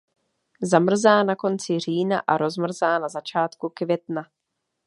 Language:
Czech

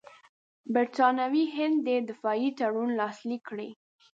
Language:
Pashto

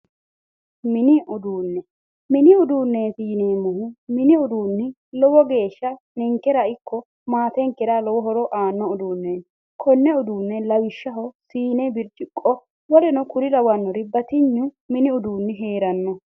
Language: Sidamo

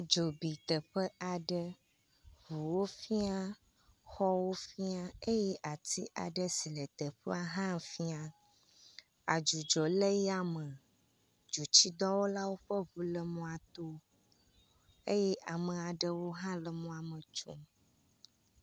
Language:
Ewe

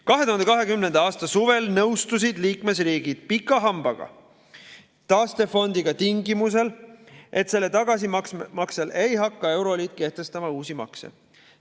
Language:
Estonian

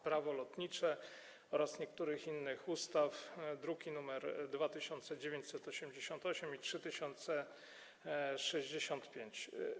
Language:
Polish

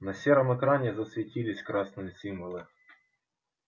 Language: Russian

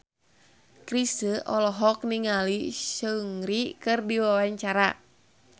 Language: Sundanese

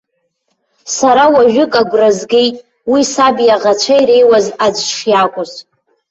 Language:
Abkhazian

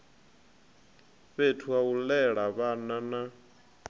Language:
Venda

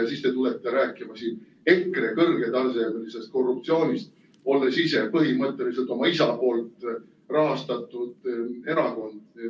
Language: Estonian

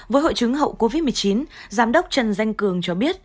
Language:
Vietnamese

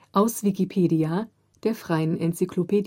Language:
German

